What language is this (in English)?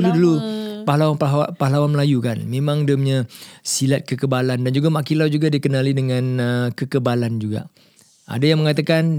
Malay